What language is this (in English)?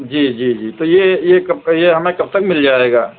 Urdu